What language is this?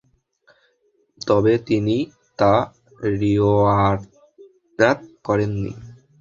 Bangla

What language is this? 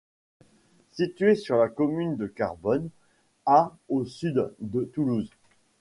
French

